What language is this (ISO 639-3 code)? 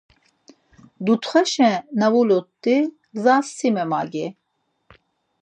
lzz